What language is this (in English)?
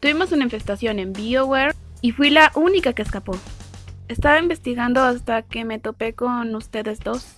Spanish